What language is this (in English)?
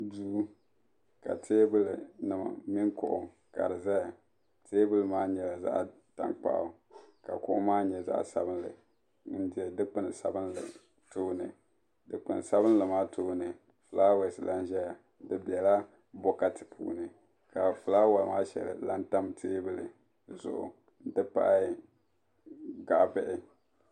Dagbani